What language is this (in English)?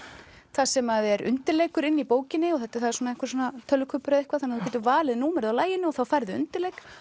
Icelandic